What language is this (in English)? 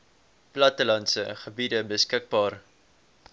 Afrikaans